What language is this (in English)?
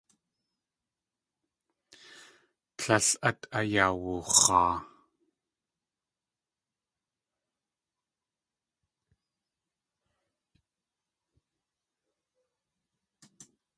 Tlingit